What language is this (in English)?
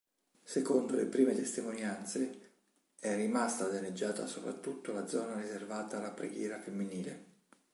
Italian